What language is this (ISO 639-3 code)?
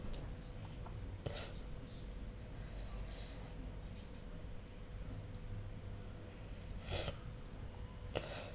eng